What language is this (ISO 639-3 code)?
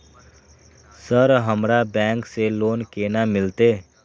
mai